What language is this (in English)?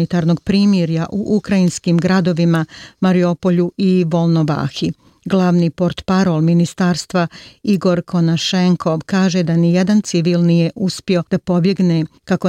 Croatian